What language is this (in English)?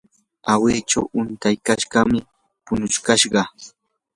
Yanahuanca Pasco Quechua